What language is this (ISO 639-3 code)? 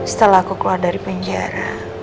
ind